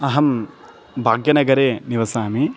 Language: Sanskrit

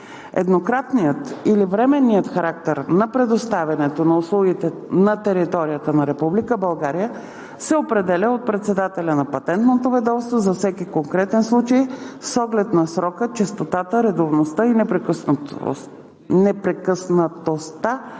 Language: Bulgarian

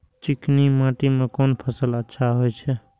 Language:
Maithili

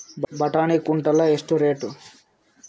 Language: Kannada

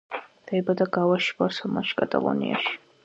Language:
Georgian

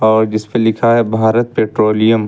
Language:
Hindi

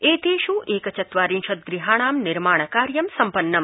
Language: Sanskrit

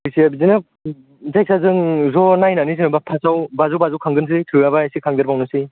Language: Bodo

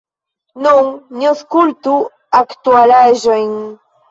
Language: Esperanto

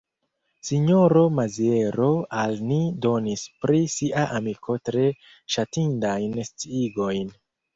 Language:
Esperanto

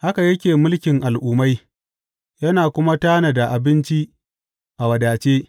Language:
Hausa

